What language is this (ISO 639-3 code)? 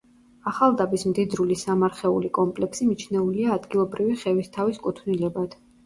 kat